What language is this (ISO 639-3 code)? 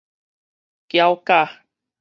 nan